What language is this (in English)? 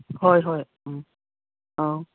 Manipuri